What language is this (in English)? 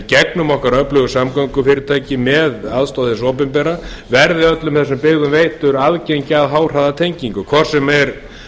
Icelandic